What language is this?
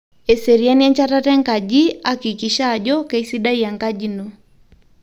Masai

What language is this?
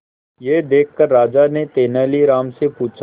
Hindi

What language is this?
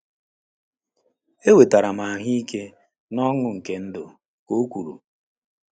Igbo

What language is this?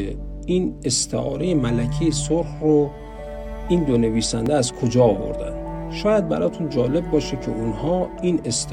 Persian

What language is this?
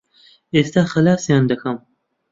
Central Kurdish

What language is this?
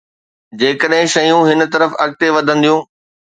Sindhi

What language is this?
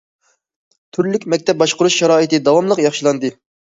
Uyghur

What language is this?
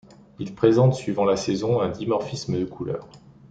French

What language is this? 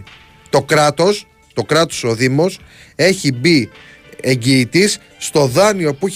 Greek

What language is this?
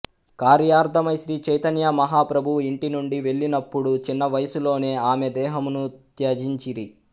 Telugu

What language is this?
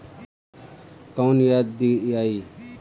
Bhojpuri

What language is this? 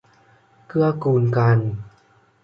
Thai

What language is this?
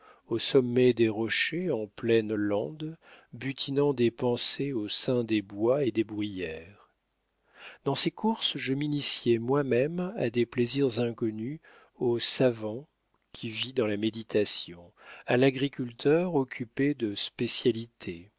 French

